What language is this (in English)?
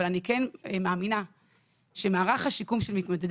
Hebrew